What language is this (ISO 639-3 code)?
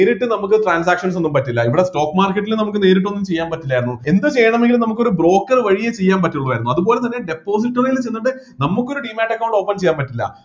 mal